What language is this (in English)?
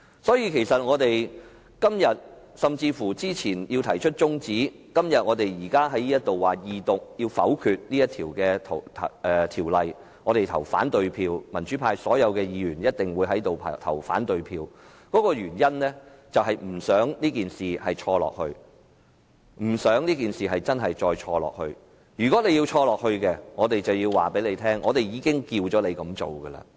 Cantonese